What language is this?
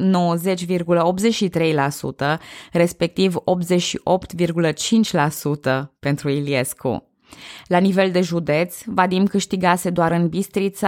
Romanian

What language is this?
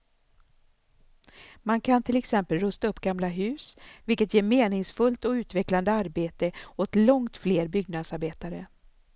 Swedish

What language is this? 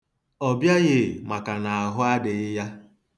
Igbo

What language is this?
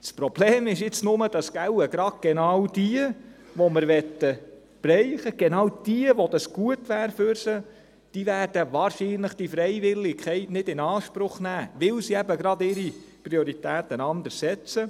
Swiss German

